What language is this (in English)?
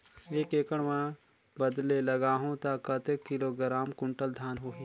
Chhattisgarhi